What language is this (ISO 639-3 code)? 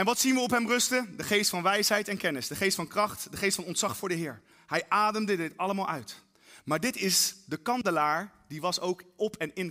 nld